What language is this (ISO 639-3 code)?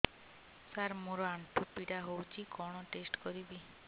ori